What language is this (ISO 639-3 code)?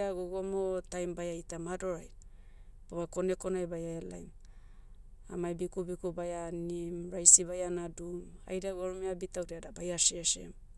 meu